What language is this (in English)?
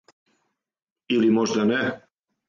Serbian